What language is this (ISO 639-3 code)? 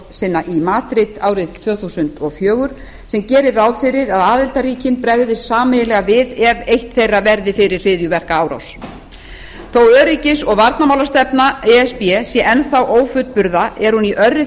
isl